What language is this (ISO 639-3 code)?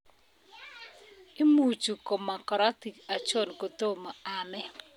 kln